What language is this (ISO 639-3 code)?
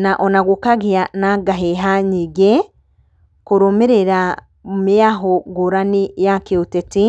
kik